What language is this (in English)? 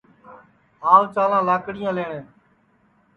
Sansi